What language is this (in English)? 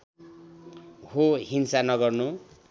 Nepali